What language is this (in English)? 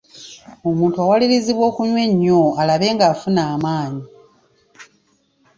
Ganda